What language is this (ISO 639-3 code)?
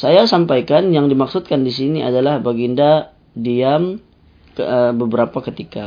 msa